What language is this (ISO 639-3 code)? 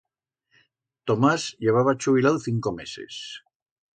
arg